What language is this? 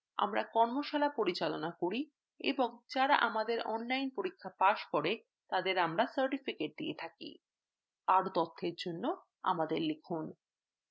Bangla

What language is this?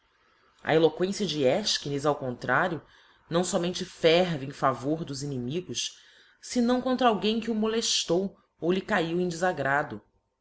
Portuguese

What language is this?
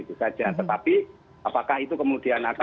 Indonesian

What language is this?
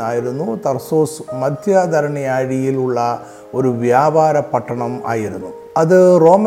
Malayalam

